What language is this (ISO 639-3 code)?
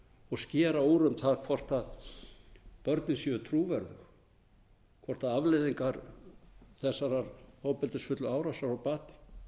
isl